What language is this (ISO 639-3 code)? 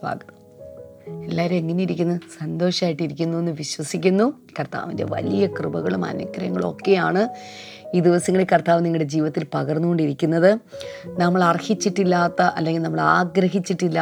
mal